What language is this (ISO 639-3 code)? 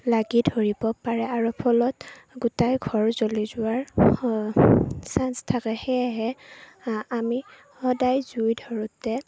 asm